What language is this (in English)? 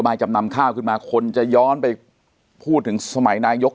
Thai